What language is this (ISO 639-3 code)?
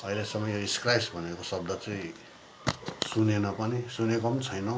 nep